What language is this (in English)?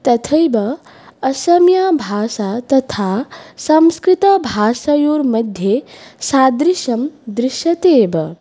Sanskrit